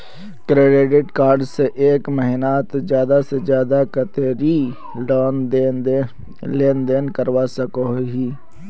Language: Magahi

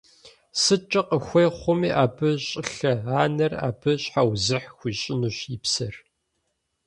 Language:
Kabardian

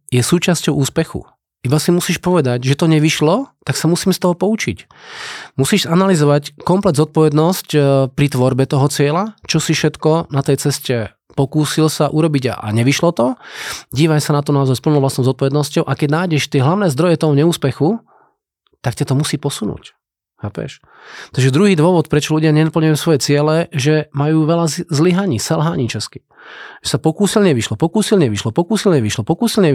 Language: Slovak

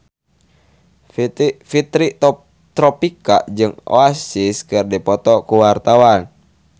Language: Sundanese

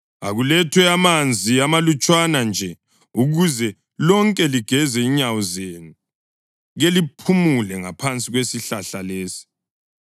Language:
North Ndebele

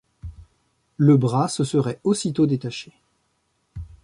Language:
French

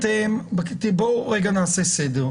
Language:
Hebrew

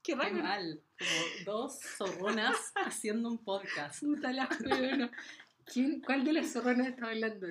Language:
Spanish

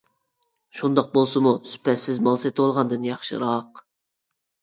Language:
Uyghur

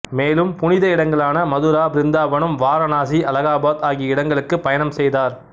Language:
Tamil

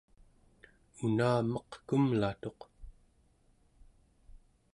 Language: Central Yupik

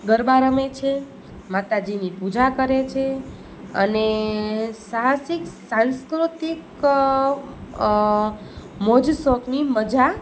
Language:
Gujarati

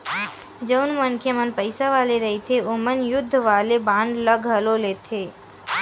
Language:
Chhattisgarhi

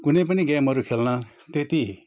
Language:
Nepali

